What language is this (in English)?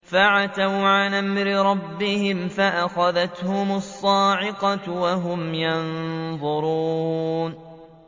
Arabic